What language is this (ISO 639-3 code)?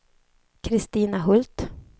swe